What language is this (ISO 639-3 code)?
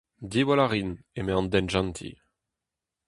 bre